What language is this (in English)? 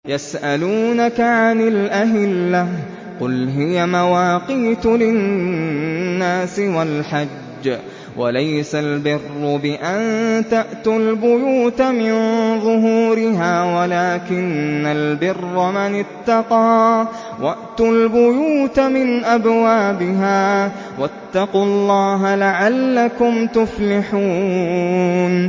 Arabic